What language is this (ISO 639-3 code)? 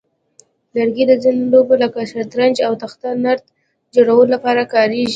pus